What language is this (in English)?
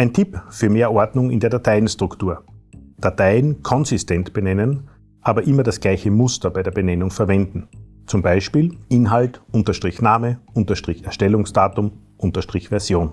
German